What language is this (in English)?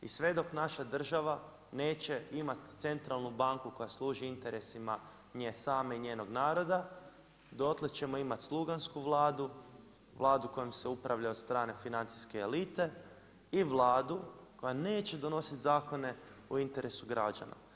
Croatian